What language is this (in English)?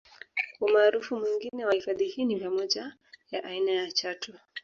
Swahili